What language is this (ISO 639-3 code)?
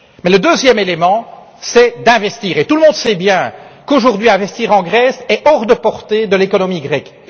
fra